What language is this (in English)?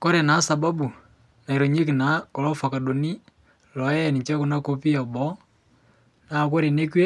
Masai